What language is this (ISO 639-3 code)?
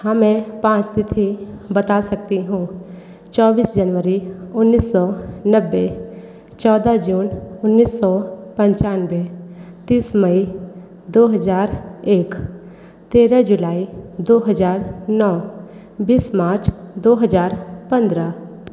hin